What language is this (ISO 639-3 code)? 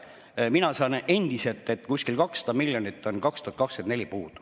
est